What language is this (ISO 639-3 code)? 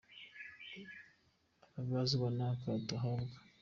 kin